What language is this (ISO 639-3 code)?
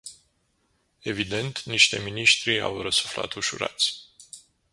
ron